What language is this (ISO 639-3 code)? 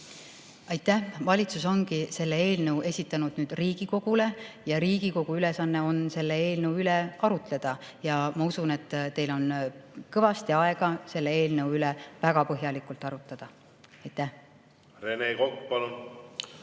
est